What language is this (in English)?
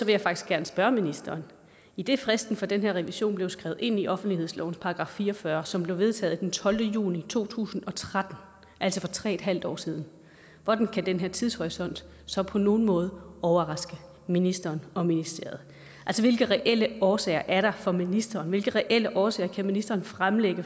Danish